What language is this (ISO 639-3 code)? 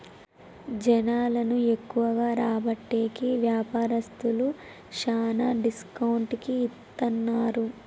tel